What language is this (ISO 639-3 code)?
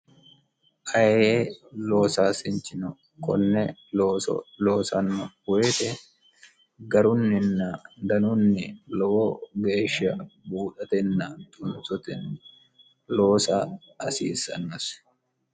sid